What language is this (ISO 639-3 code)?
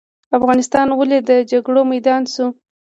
pus